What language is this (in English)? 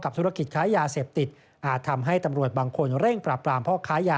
Thai